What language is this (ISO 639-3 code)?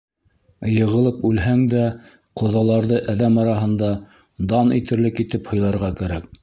bak